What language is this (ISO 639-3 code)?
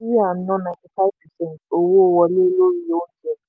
yor